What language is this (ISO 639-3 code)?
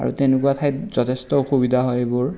asm